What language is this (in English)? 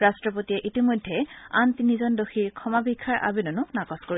Assamese